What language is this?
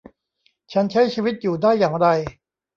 Thai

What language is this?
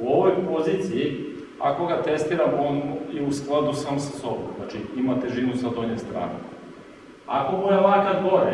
Serbian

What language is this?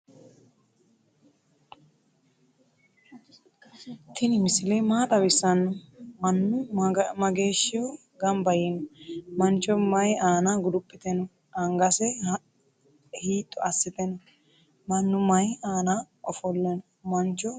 Sidamo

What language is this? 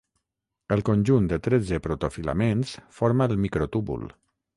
Catalan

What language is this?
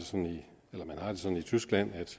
Danish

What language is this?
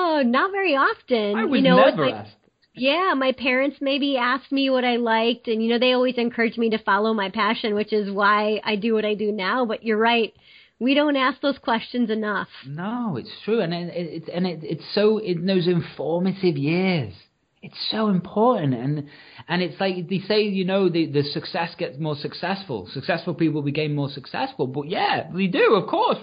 English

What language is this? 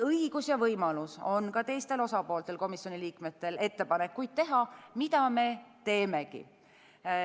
Estonian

